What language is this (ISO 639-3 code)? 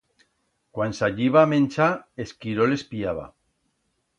arg